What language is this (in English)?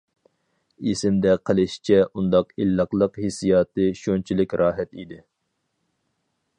Uyghur